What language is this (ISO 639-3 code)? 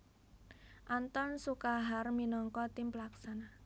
jav